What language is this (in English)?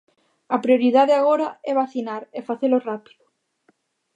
Galician